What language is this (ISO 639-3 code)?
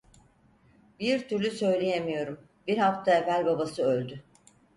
tur